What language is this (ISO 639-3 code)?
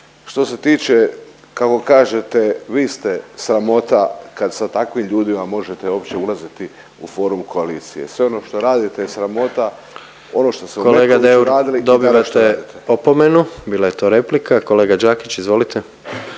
hrv